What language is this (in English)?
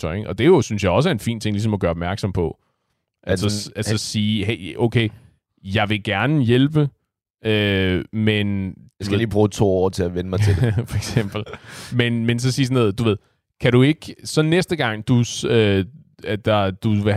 Danish